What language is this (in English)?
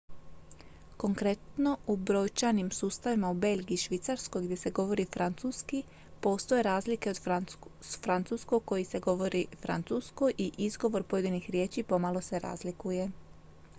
Croatian